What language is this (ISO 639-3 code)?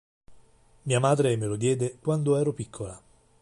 ita